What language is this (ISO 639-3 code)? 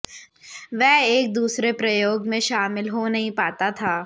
hin